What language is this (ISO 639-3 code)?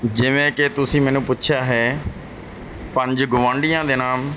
pan